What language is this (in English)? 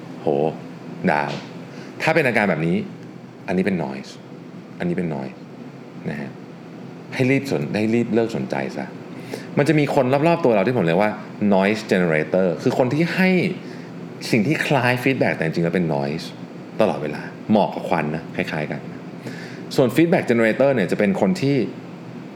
Thai